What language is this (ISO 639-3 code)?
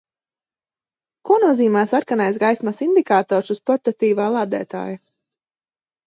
lav